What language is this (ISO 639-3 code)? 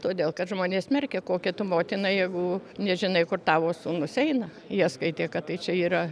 lit